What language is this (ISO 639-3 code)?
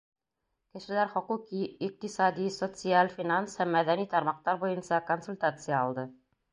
bak